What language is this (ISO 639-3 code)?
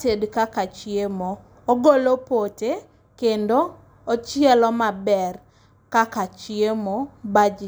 luo